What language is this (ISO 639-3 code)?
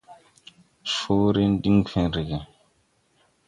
tui